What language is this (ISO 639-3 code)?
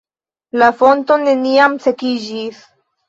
epo